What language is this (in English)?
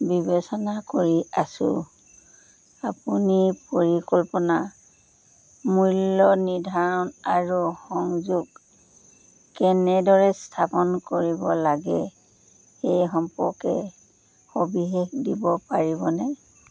Assamese